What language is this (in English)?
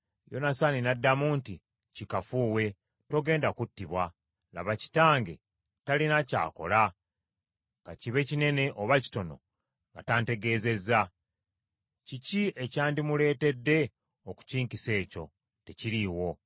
Ganda